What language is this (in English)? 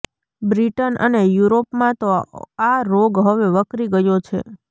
Gujarati